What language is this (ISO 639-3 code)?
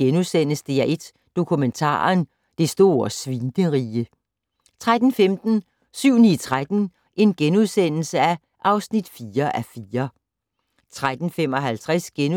dan